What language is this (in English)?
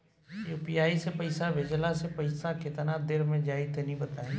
Bhojpuri